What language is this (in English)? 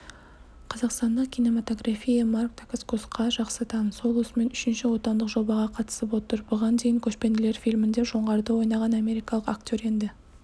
Kazakh